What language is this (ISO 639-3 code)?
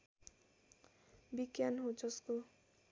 nep